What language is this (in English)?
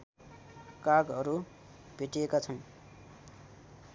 Nepali